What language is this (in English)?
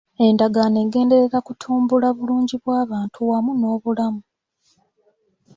Ganda